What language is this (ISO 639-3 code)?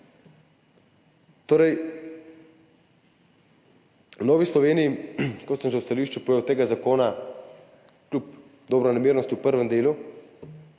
slv